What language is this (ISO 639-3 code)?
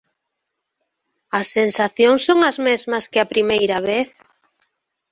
glg